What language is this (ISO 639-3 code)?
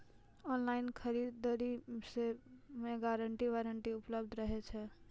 mai